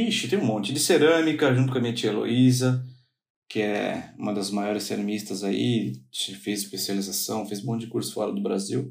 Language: Portuguese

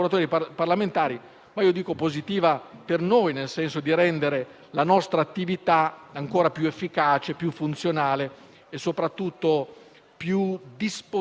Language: Italian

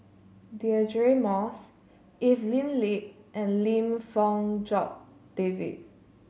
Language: English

